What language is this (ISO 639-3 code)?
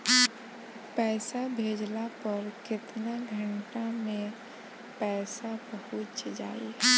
bho